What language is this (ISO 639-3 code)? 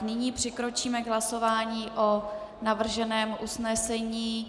ces